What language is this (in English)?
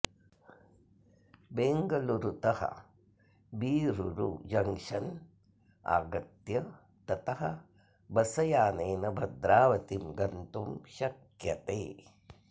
Sanskrit